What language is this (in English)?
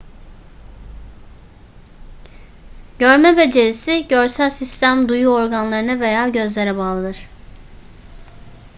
Turkish